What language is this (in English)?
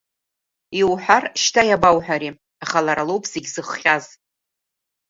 Abkhazian